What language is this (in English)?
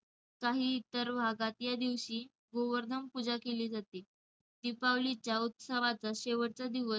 Marathi